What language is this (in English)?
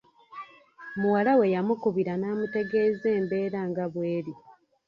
Ganda